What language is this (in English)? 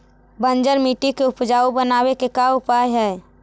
Magahi